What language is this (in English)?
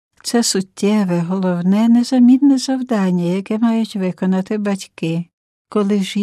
Ukrainian